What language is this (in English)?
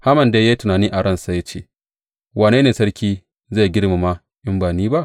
Hausa